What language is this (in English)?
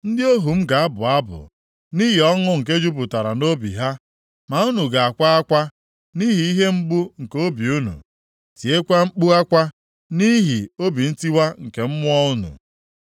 Igbo